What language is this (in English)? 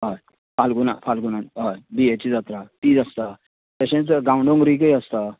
Konkani